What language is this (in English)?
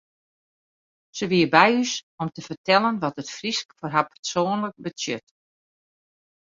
Western Frisian